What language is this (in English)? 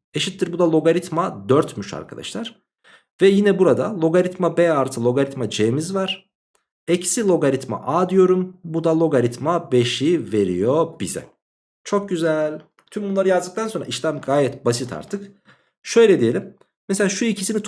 Turkish